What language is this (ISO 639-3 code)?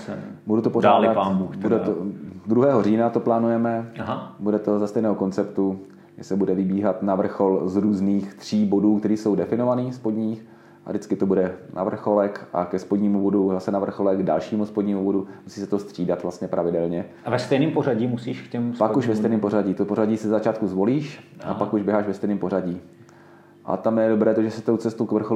ces